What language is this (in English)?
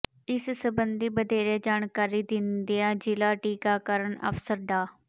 Punjabi